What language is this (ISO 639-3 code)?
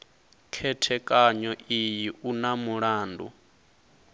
ven